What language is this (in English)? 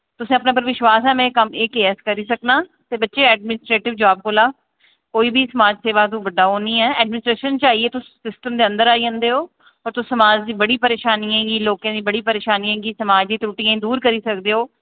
Dogri